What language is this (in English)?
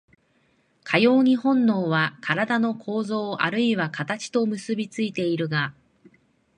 Japanese